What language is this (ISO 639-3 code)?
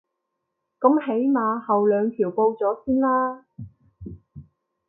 yue